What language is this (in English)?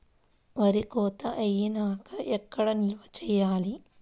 Telugu